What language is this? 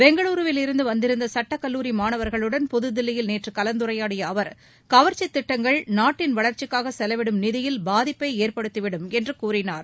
Tamil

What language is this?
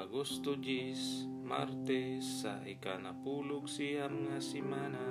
Filipino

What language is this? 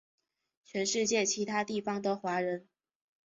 Chinese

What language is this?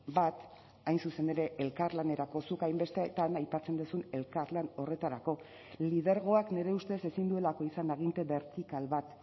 Basque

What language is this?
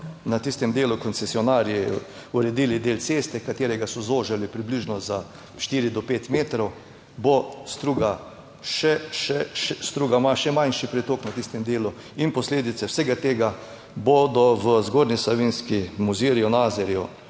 Slovenian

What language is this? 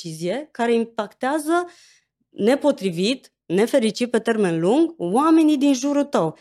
Romanian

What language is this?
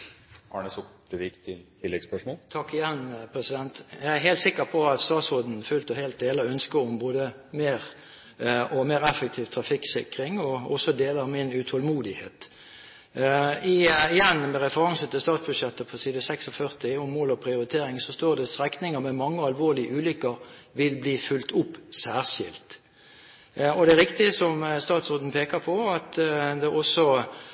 Norwegian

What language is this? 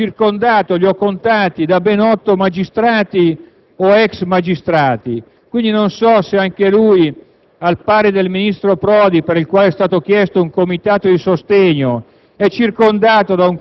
Italian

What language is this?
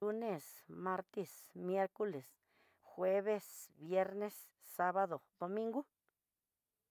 Tidaá Mixtec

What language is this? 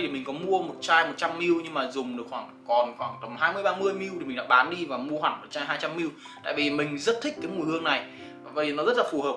Vietnamese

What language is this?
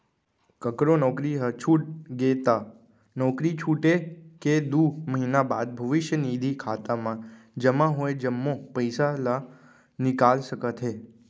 Chhattisgarhi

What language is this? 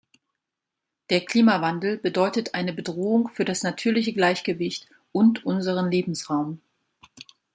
German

